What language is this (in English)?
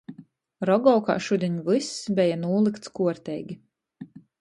Latgalian